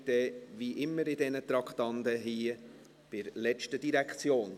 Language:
Swiss German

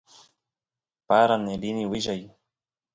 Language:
Santiago del Estero Quichua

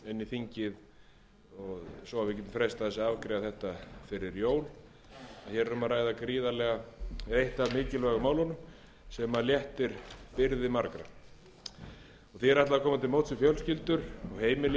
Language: Icelandic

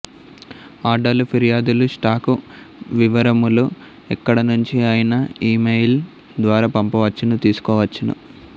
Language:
Telugu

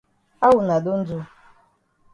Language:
Cameroon Pidgin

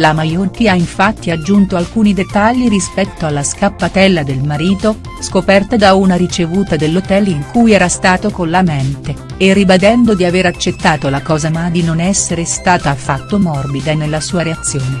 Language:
Italian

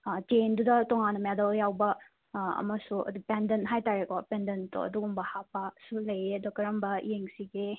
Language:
Manipuri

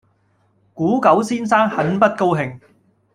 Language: Cantonese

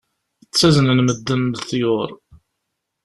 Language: Kabyle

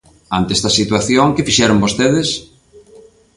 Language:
Galician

